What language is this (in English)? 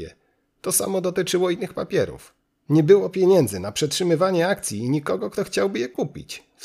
Polish